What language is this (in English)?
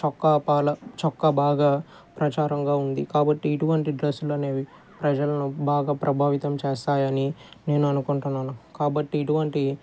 Telugu